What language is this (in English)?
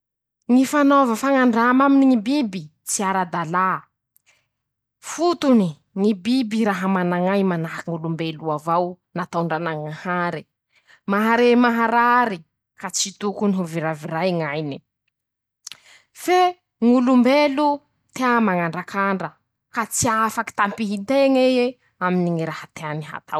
Masikoro Malagasy